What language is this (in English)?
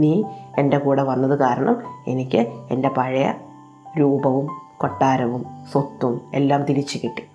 Malayalam